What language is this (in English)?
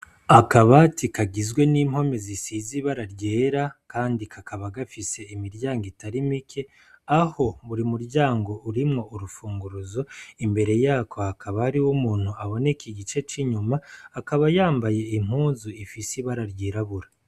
Rundi